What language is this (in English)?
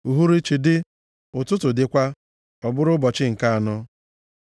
Igbo